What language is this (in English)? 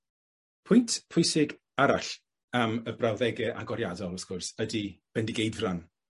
Welsh